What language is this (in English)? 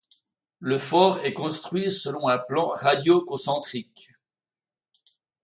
French